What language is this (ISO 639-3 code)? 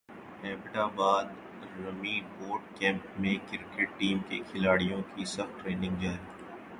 urd